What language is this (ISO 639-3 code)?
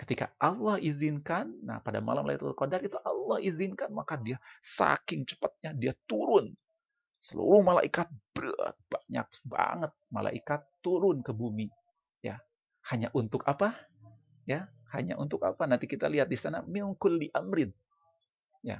ind